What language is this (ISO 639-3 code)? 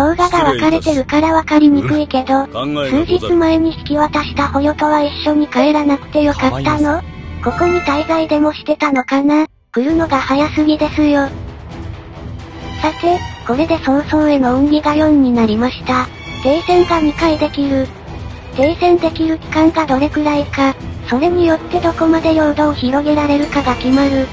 jpn